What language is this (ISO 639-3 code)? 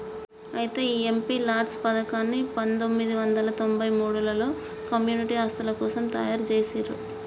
tel